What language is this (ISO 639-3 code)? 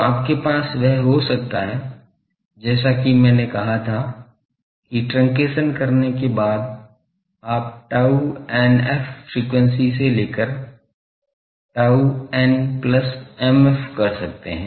hin